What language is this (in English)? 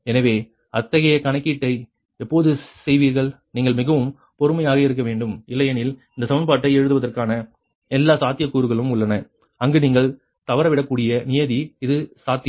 Tamil